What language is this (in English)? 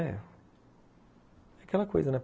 Portuguese